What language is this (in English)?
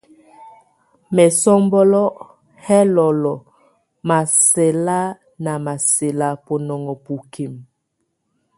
Tunen